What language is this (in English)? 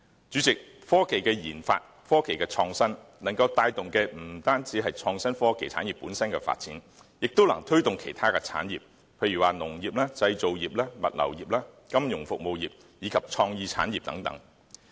Cantonese